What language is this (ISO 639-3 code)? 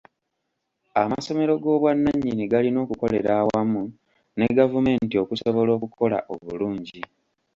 lug